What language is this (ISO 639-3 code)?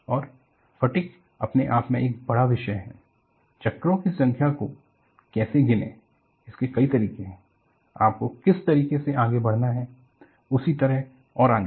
hin